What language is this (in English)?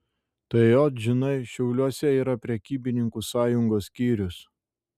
Lithuanian